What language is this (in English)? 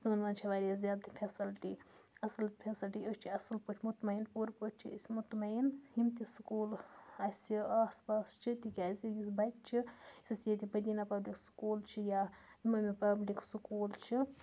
Kashmiri